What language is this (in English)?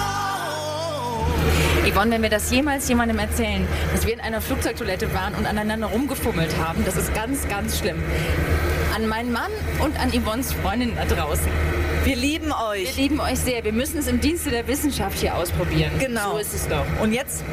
German